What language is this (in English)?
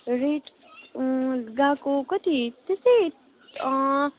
Nepali